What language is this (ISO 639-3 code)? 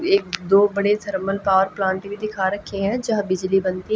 hin